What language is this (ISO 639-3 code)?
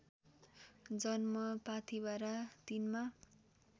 nep